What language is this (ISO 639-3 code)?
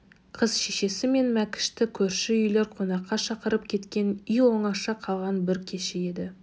kaz